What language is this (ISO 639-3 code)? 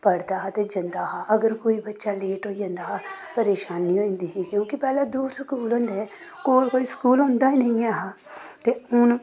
doi